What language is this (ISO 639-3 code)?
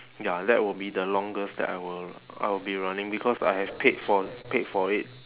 eng